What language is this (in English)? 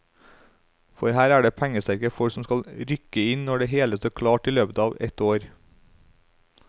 Norwegian